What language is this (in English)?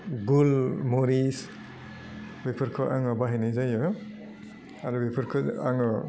Bodo